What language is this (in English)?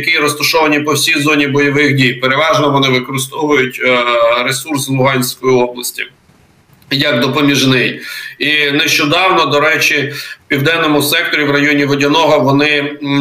Ukrainian